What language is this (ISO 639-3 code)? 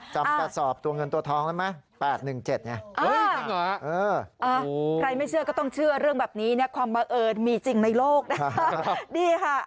tha